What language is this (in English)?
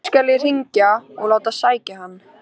Icelandic